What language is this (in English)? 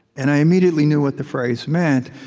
English